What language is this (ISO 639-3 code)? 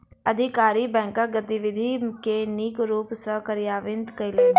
mai